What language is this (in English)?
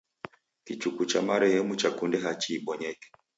Taita